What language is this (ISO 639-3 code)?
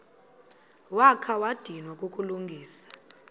xho